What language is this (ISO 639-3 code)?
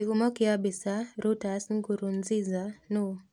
kik